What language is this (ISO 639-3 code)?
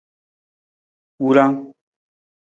nmz